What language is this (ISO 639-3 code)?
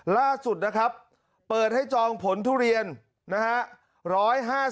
tha